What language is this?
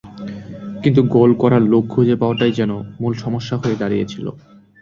Bangla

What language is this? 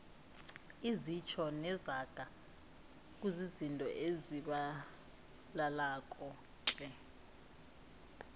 South Ndebele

